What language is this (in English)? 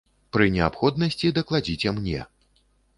Belarusian